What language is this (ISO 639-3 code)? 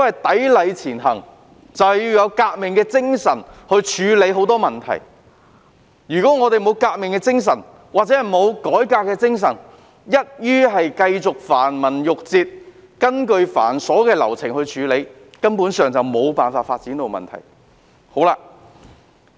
yue